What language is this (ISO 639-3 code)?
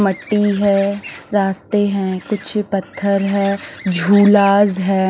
hin